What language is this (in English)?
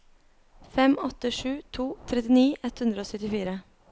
Norwegian